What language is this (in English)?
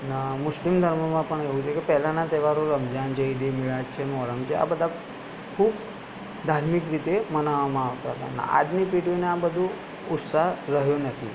Gujarati